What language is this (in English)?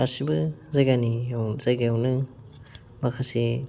Bodo